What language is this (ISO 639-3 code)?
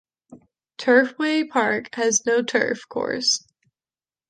eng